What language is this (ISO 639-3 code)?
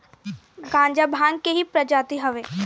bho